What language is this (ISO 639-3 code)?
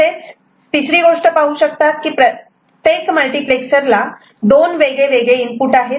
mar